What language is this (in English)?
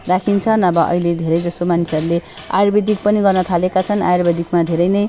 Nepali